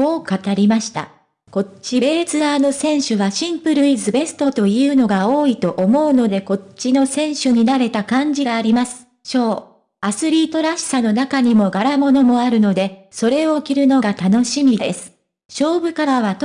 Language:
Japanese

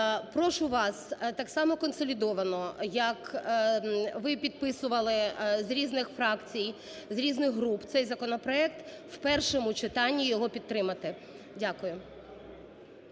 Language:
Ukrainian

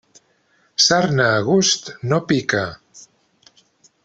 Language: Catalan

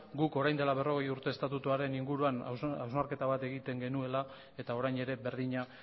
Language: Basque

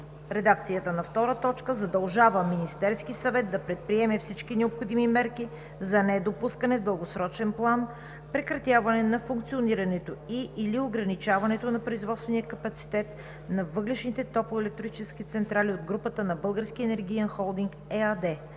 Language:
Bulgarian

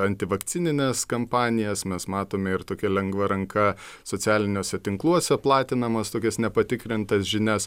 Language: Lithuanian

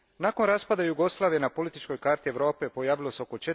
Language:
Croatian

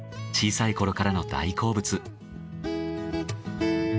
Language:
Japanese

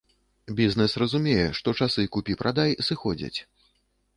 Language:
Belarusian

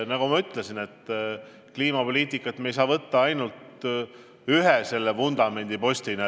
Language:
Estonian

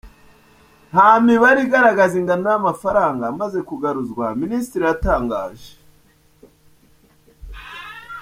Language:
Kinyarwanda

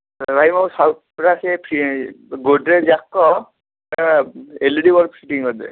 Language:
Odia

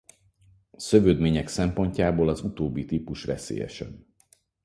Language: Hungarian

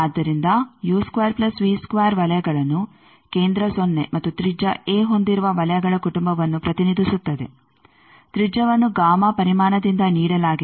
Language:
Kannada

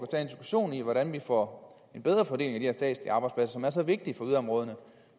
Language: Danish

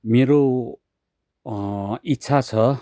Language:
Nepali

